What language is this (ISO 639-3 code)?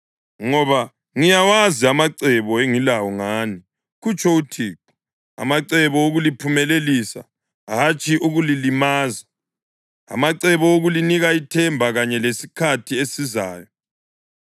nde